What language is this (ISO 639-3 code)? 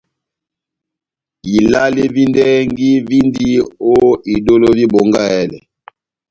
bnm